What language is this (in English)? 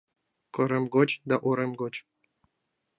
Mari